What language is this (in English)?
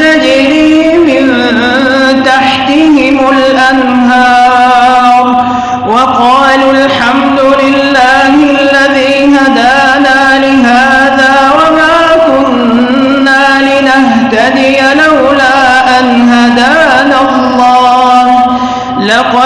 Arabic